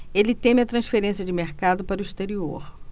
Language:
Portuguese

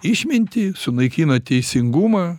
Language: Lithuanian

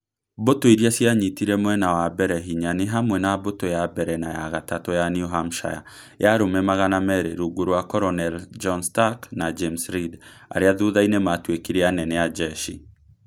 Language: Kikuyu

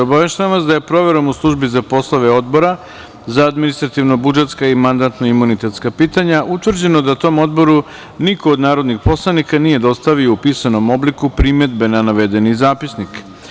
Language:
Serbian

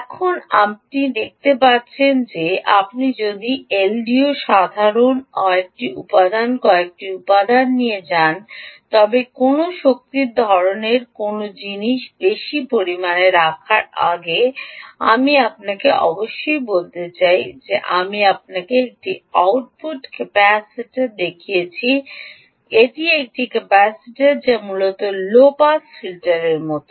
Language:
Bangla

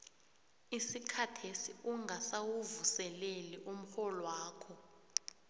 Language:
South Ndebele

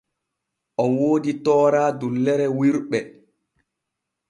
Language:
Borgu Fulfulde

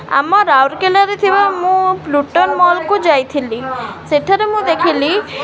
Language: Odia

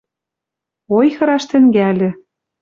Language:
Western Mari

